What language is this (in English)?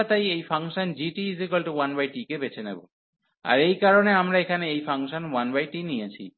Bangla